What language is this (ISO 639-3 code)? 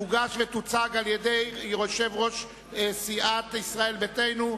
heb